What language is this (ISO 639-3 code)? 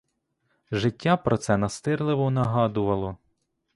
ukr